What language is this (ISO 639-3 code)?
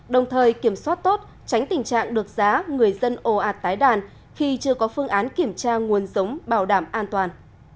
vie